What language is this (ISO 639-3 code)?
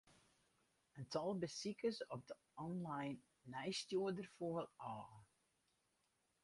fry